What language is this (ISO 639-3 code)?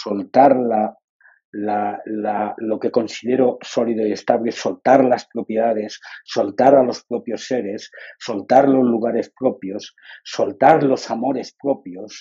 spa